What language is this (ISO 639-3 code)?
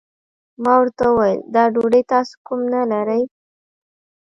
pus